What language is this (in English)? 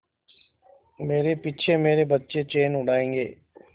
Hindi